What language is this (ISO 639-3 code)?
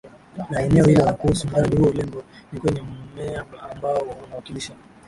swa